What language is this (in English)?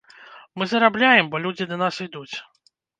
Belarusian